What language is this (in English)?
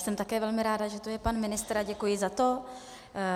Czech